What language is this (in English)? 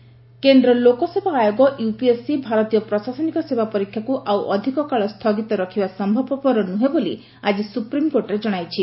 Odia